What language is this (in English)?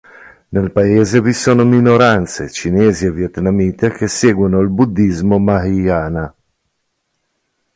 Italian